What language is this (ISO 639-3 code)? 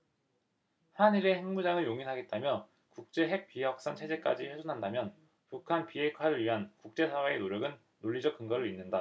kor